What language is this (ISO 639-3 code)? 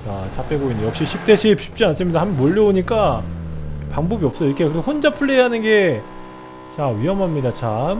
kor